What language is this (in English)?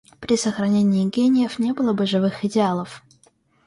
Russian